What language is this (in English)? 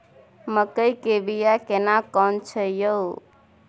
Maithili